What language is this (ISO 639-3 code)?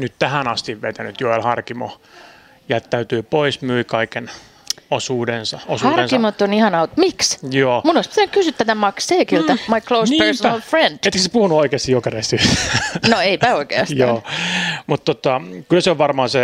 fin